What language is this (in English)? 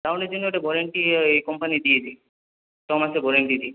Bangla